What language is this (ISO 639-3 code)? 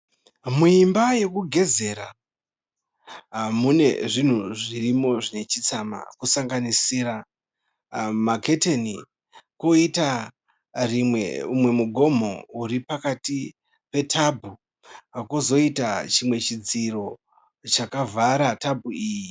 sna